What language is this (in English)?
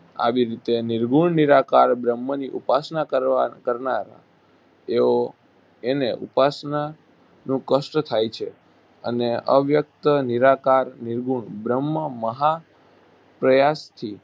Gujarati